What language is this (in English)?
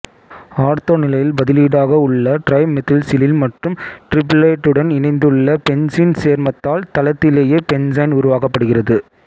Tamil